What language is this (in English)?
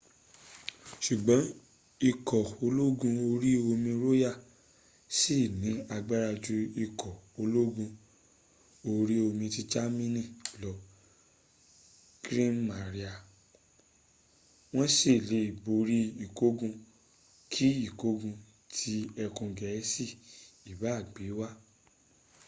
Yoruba